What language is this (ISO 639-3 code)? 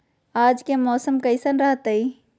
mag